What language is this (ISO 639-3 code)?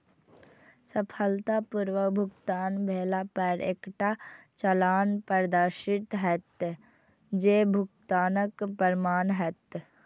mai